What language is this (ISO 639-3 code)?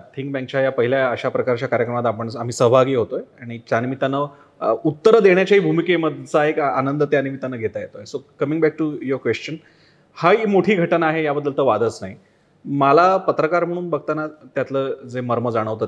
mar